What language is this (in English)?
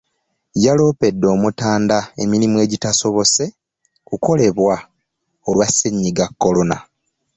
Ganda